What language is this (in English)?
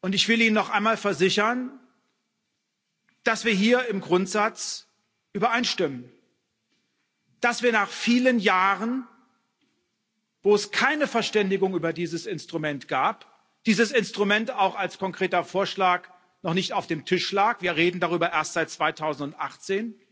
German